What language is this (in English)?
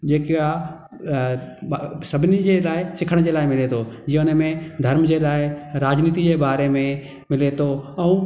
Sindhi